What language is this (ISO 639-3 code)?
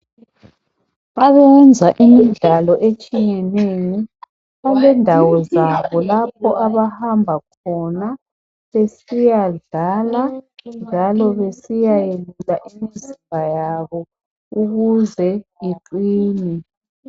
nde